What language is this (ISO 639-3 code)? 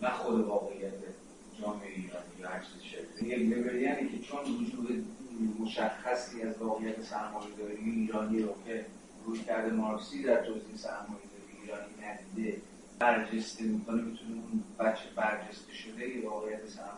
fas